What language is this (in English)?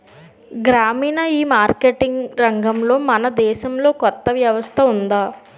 Telugu